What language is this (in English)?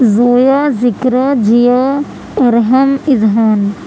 Urdu